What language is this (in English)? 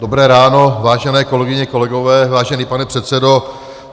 Czech